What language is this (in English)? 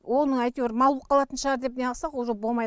Kazakh